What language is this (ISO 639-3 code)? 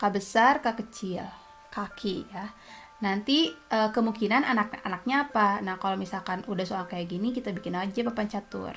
ind